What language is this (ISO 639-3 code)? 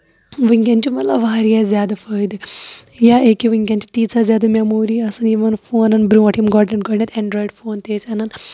kas